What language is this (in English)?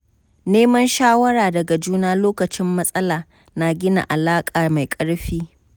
Hausa